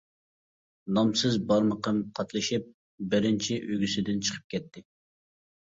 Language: Uyghur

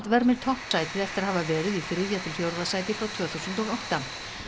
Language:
Icelandic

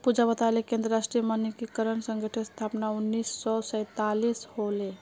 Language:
Magahi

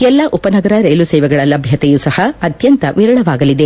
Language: Kannada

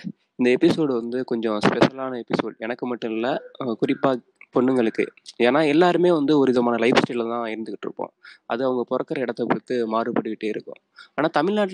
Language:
Tamil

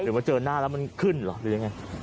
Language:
Thai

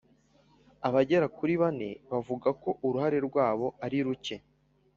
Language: Kinyarwanda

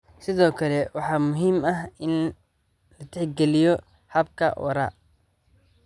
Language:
Somali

